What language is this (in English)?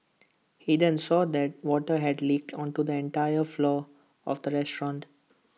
English